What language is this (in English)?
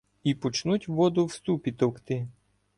Ukrainian